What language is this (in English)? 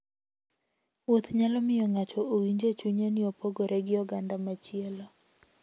Luo (Kenya and Tanzania)